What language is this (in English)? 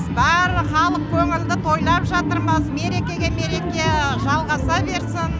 Kazakh